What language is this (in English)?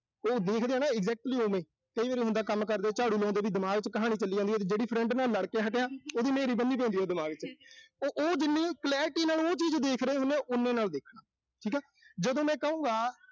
Punjabi